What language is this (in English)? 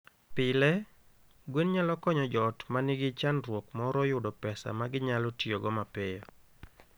Luo (Kenya and Tanzania)